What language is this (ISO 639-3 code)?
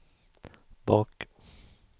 swe